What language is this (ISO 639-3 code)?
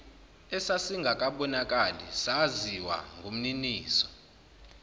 zul